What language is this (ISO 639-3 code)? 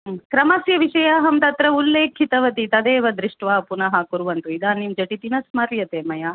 san